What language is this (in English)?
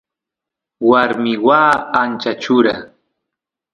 Santiago del Estero Quichua